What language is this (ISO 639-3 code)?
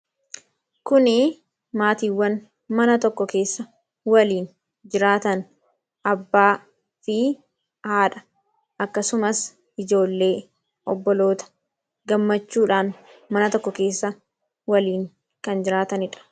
orm